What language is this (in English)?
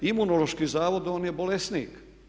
Croatian